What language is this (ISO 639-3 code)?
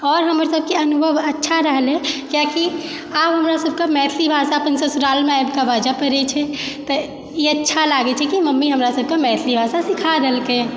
mai